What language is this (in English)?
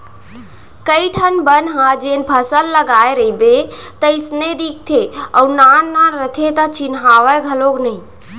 Chhattisgarhi